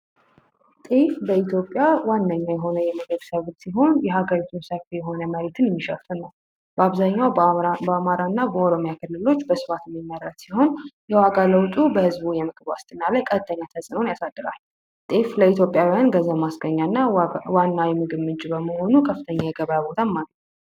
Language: Amharic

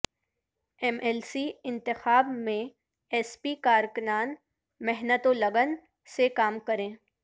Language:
Urdu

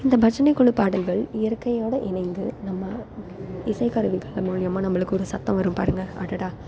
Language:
Tamil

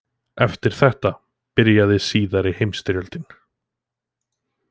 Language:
Icelandic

